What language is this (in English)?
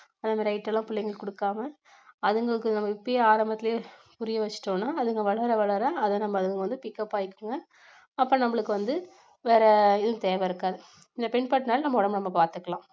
Tamil